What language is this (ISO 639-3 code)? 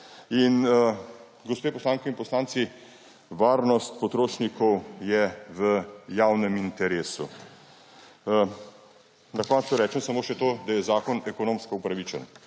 slv